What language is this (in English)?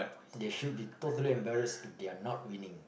English